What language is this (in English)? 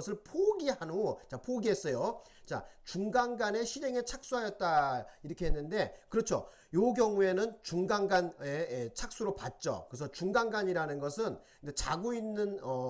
Korean